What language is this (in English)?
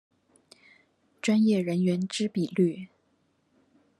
Chinese